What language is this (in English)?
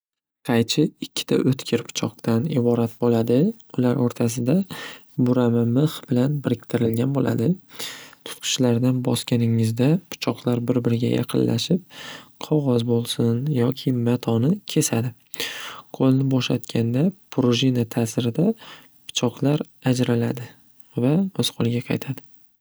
Uzbek